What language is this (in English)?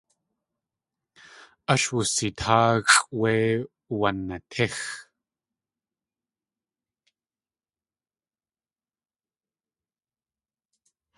Tlingit